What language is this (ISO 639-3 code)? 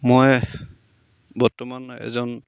asm